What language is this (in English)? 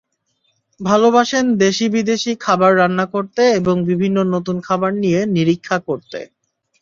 Bangla